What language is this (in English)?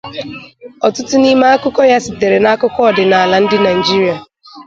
Igbo